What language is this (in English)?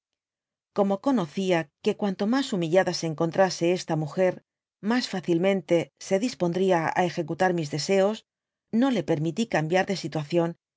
Spanish